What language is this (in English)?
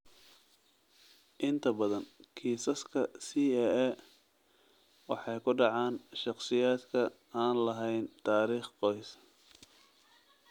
Somali